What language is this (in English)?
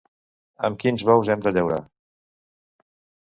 Catalan